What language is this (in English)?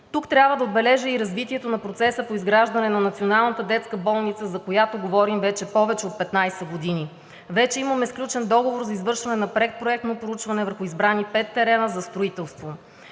Bulgarian